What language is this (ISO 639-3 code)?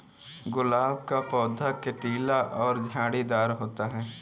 hin